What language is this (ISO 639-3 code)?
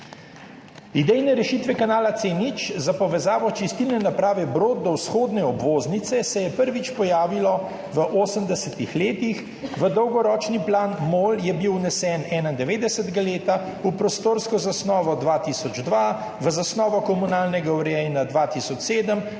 slv